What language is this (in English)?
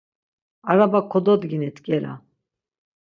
Laz